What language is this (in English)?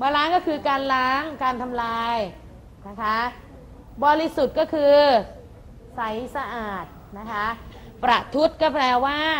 Thai